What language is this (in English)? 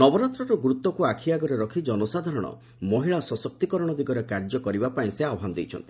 Odia